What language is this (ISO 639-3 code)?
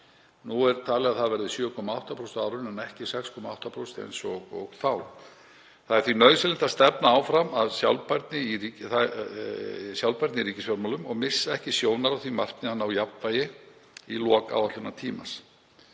isl